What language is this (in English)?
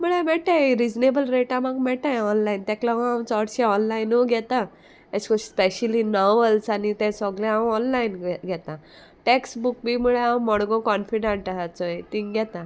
Konkani